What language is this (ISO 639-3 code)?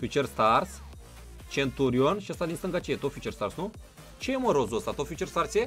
ron